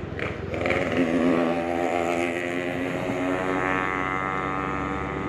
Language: Indonesian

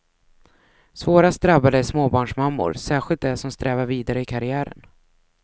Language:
Swedish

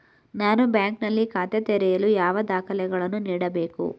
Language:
Kannada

